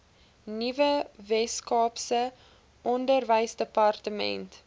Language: Afrikaans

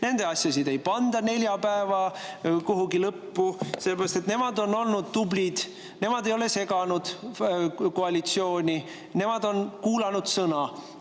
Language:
Estonian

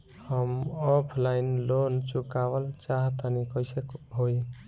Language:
Bhojpuri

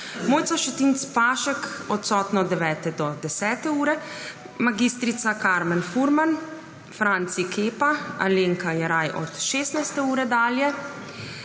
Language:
Slovenian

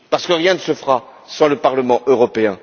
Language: French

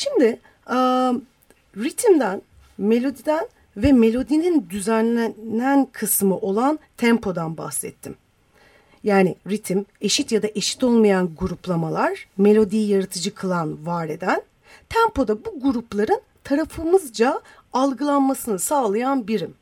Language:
Turkish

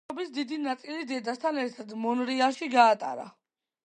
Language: Georgian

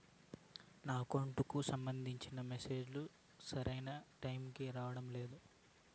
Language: Telugu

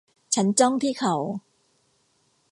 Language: Thai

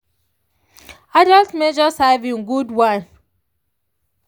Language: Nigerian Pidgin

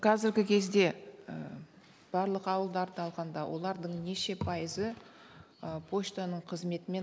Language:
Kazakh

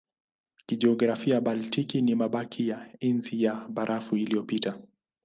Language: Swahili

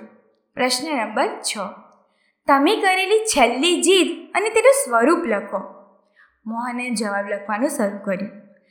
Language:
Gujarati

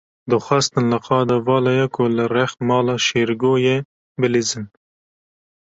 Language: Kurdish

